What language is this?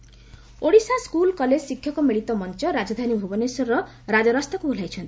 Odia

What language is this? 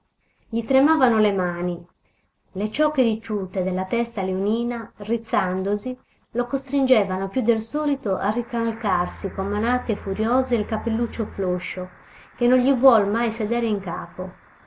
Italian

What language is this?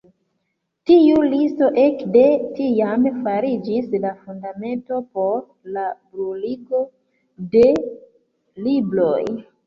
Esperanto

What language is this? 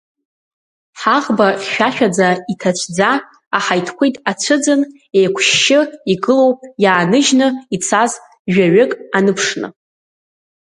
Abkhazian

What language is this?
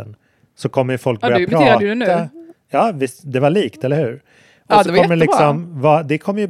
Swedish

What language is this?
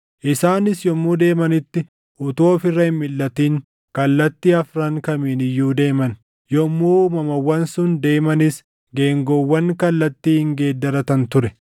Oromo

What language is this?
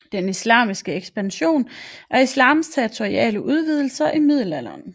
Danish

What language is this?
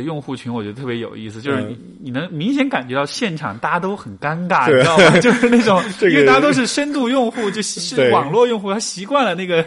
Chinese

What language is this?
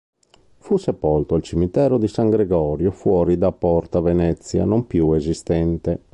Italian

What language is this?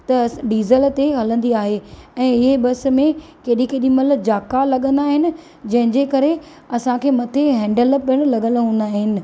Sindhi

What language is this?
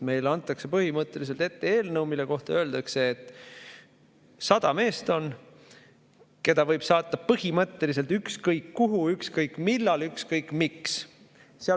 Estonian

